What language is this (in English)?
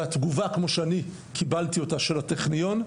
Hebrew